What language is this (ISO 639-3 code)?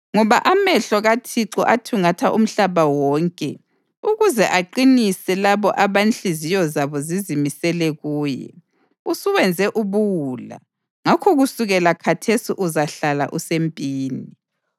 nde